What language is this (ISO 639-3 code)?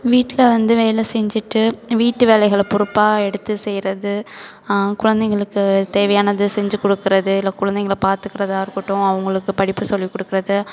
tam